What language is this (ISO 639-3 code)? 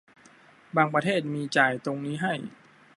tha